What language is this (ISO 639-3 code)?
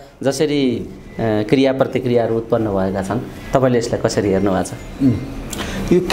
ind